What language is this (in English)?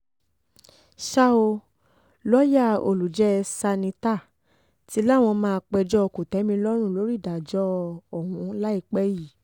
Yoruba